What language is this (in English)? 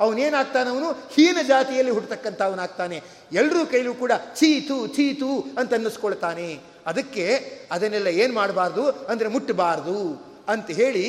Kannada